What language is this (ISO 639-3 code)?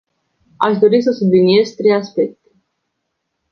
ron